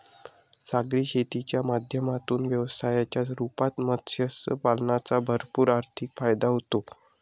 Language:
Marathi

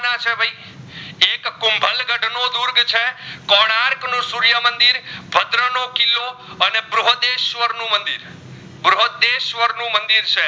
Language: Gujarati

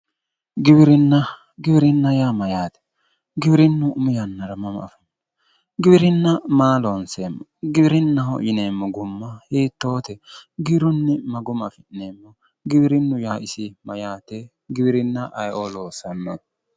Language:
Sidamo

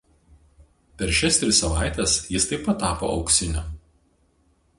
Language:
Lithuanian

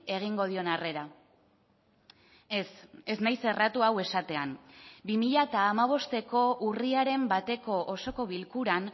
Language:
Basque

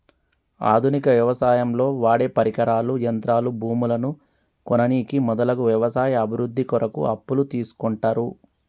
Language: Telugu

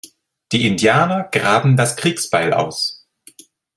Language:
German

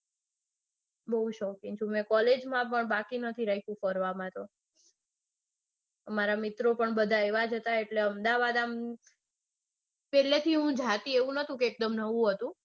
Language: Gujarati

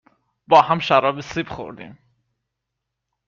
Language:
Persian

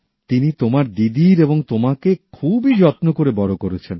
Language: Bangla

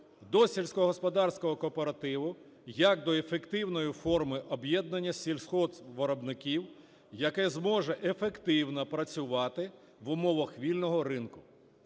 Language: Ukrainian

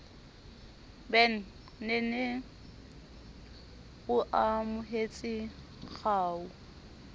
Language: Southern Sotho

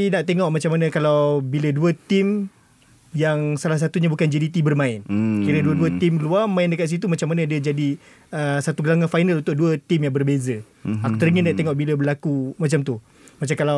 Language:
Malay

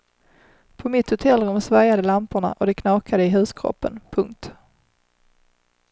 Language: Swedish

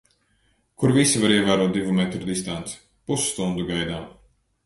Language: Latvian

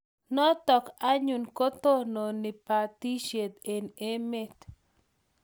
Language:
Kalenjin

